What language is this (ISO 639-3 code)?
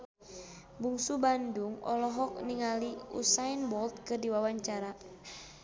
sun